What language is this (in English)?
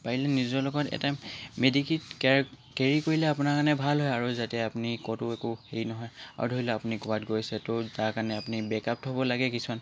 Assamese